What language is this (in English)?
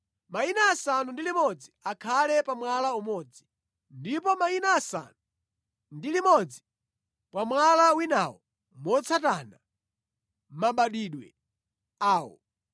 Nyanja